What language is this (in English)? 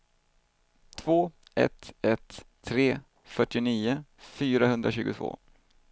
Swedish